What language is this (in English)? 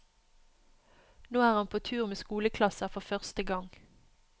Norwegian